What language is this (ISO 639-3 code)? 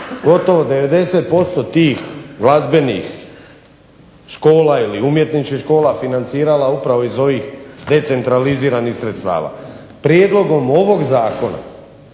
hrv